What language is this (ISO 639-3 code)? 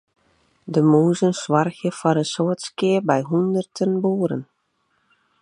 fry